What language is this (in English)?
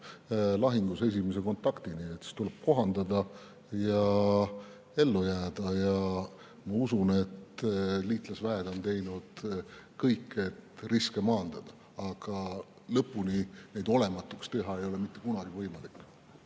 Estonian